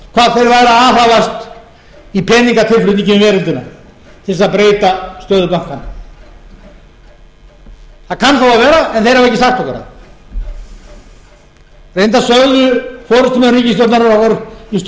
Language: Icelandic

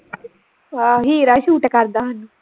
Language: Punjabi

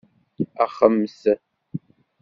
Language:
Kabyle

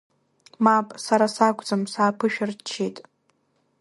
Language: Abkhazian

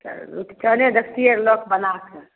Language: Maithili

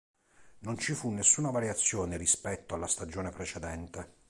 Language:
Italian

